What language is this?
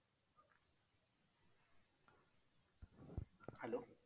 Marathi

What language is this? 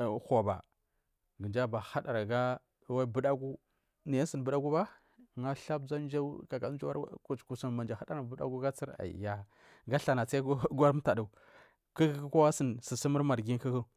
Marghi South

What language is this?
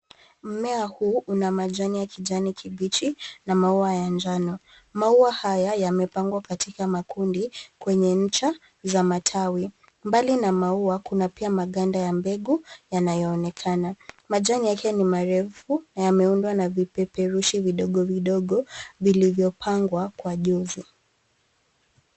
Swahili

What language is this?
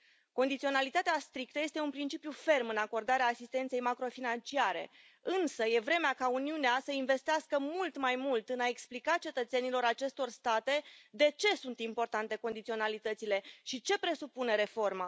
Romanian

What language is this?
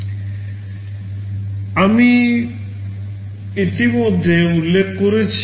Bangla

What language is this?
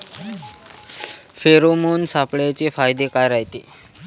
Marathi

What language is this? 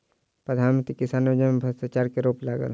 Maithili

